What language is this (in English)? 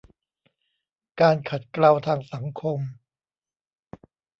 Thai